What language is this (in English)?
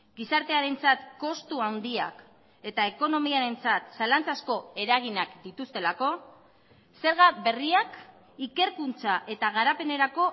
Basque